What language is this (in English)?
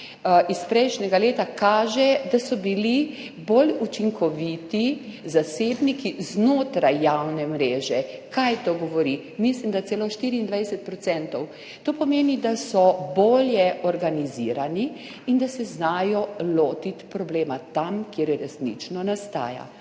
Slovenian